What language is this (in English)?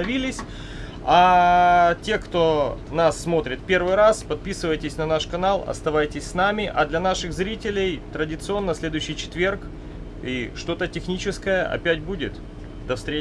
Russian